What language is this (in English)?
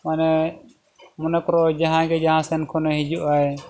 Santali